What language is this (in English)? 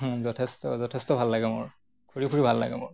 Assamese